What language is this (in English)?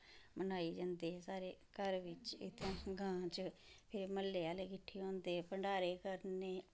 Dogri